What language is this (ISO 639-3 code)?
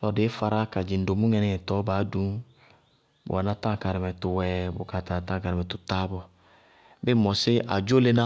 bqg